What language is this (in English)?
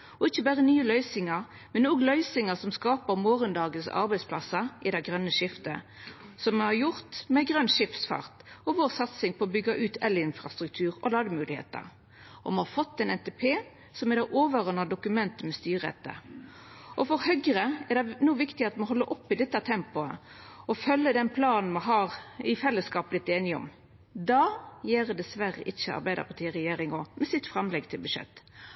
Norwegian Nynorsk